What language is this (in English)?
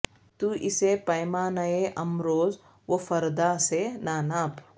Urdu